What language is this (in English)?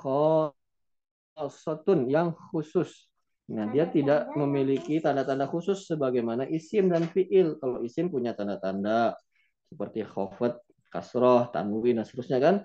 Indonesian